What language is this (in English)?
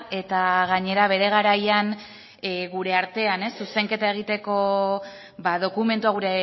Basque